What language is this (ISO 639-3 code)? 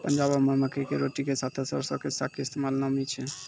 mai